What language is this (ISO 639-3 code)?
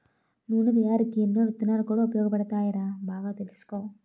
tel